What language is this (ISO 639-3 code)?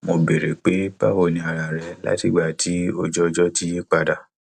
yor